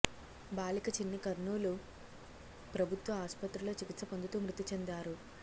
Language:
Telugu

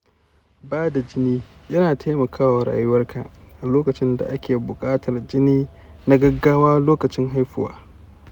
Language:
Hausa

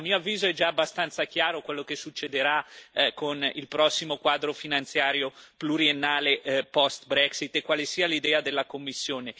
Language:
Italian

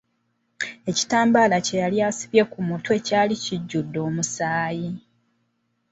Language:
Ganda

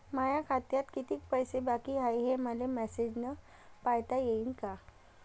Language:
Marathi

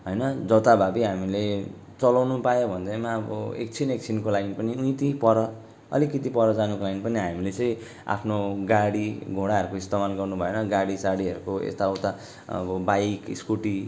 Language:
Nepali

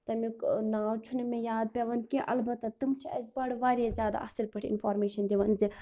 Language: Kashmiri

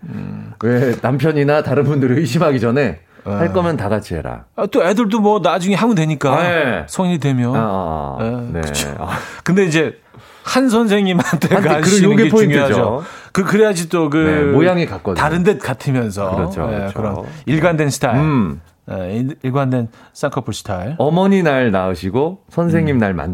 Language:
Korean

